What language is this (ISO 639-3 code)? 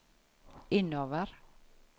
nor